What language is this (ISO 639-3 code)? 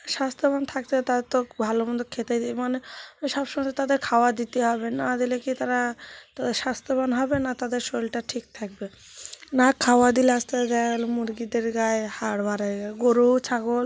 ben